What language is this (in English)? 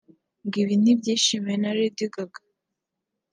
Kinyarwanda